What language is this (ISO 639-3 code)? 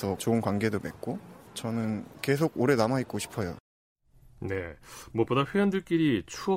kor